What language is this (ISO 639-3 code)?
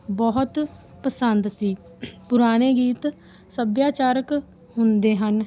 pan